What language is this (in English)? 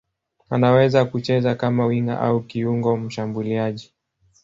Swahili